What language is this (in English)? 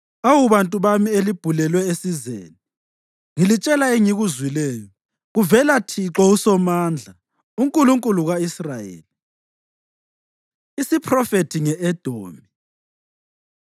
North Ndebele